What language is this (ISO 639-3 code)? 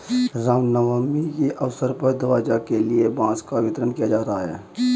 hin